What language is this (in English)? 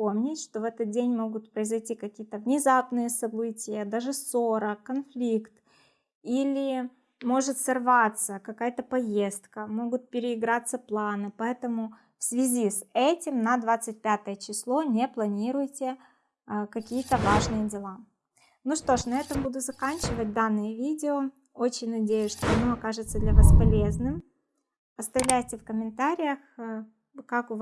Russian